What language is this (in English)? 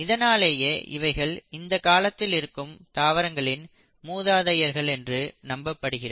Tamil